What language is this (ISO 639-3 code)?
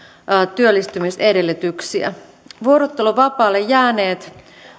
fin